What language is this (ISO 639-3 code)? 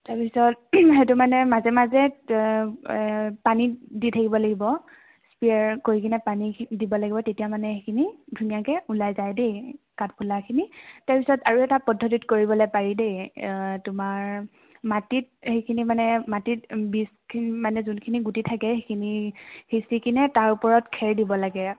asm